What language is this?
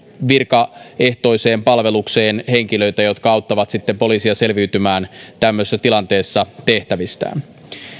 Finnish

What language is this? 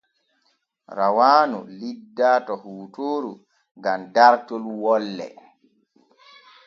Borgu Fulfulde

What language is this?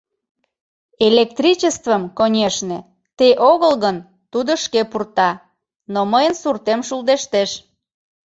Mari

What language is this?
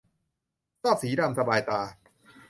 Thai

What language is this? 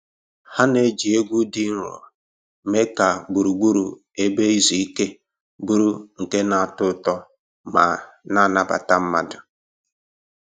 Igbo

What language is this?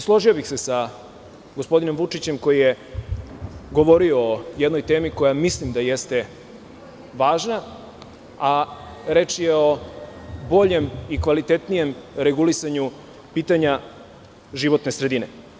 Serbian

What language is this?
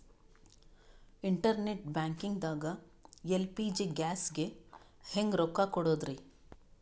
Kannada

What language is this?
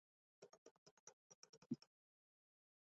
Chinese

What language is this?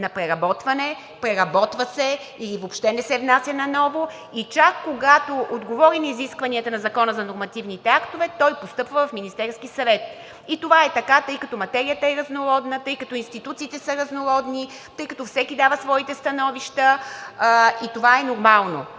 Bulgarian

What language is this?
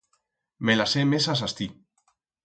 Aragonese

